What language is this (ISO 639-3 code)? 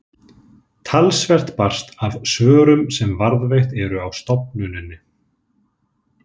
isl